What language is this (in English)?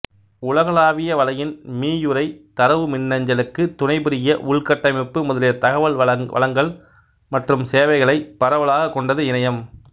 Tamil